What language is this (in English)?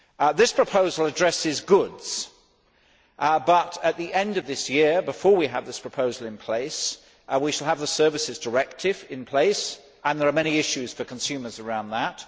English